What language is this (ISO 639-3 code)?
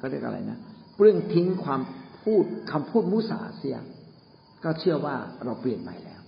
tha